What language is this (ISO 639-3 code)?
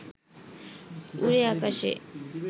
ben